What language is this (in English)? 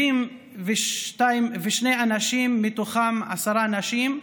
Hebrew